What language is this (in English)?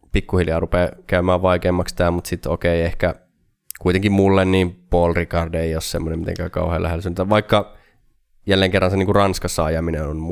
Finnish